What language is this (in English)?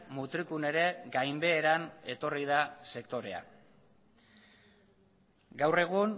Basque